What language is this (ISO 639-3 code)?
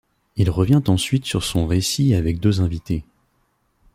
fra